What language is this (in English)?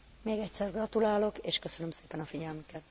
Hungarian